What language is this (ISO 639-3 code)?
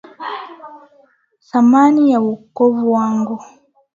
swa